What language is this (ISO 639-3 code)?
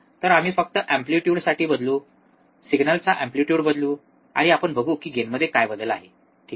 mar